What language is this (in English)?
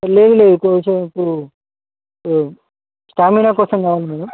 Telugu